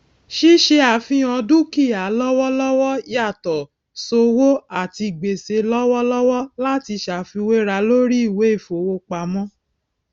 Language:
Yoruba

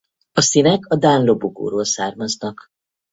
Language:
Hungarian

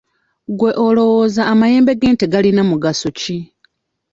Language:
Ganda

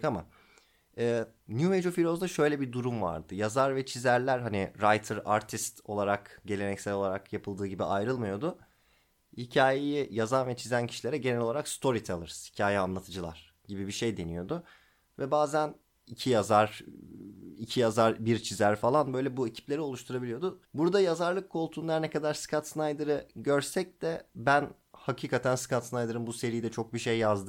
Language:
Turkish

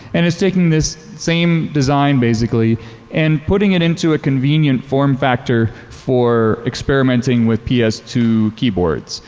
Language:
English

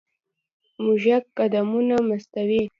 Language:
Pashto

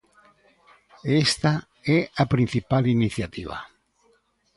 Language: Galician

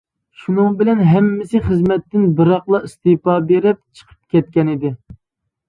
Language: Uyghur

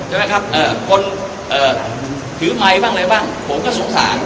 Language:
Thai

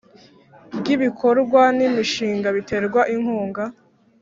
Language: Kinyarwanda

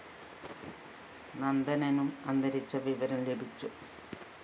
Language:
Malayalam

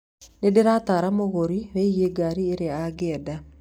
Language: Kikuyu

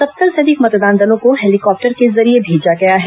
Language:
Hindi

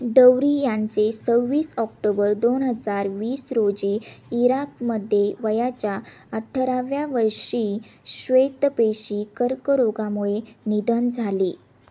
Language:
Marathi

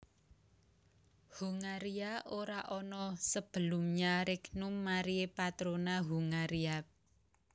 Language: Javanese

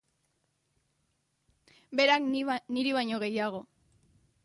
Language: Basque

